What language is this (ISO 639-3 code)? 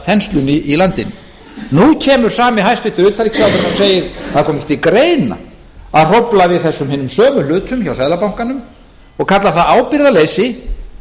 isl